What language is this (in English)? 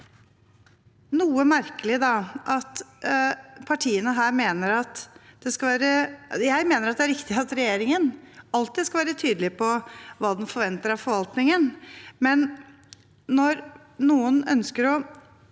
Norwegian